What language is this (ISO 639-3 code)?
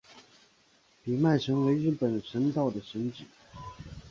zho